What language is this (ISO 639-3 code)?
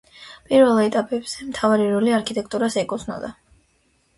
kat